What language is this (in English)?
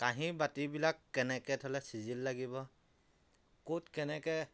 Assamese